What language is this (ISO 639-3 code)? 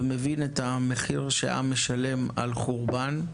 heb